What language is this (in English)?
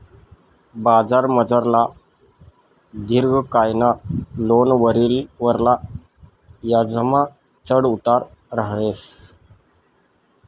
Marathi